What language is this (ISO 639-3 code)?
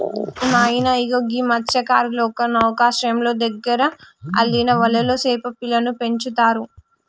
tel